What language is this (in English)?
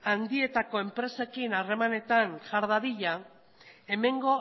Basque